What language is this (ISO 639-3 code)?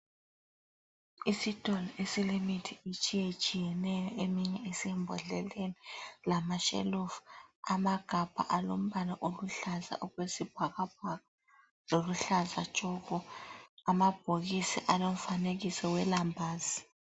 nde